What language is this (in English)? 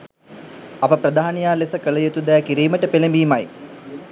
Sinhala